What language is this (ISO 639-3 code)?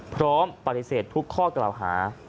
tha